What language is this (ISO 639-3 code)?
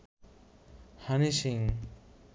ben